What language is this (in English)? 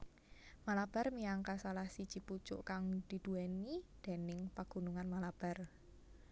Javanese